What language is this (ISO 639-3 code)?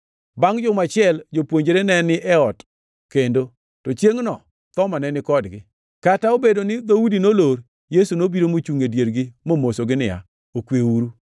luo